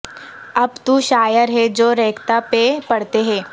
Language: Urdu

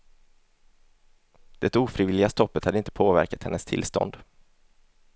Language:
Swedish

